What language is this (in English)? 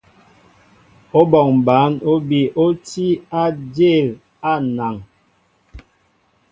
Mbo (Cameroon)